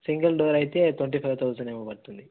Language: Telugu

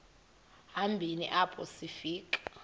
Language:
Xhosa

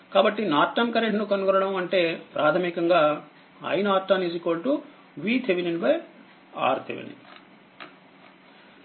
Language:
Telugu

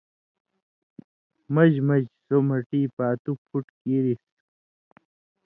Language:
Indus Kohistani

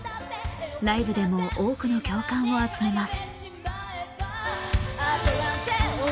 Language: Japanese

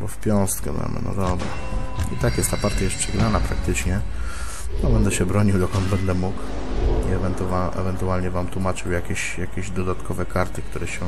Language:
Polish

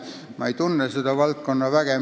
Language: Estonian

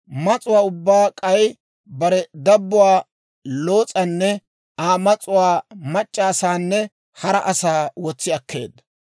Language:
Dawro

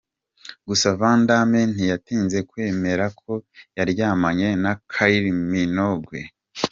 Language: Kinyarwanda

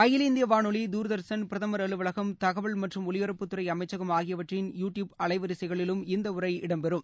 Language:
Tamil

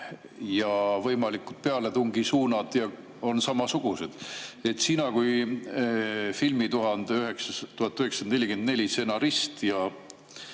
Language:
Estonian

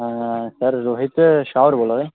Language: Dogri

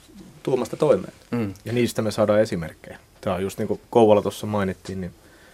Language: Finnish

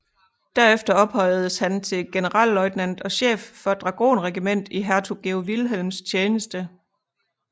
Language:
Danish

